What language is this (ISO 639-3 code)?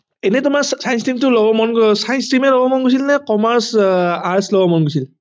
asm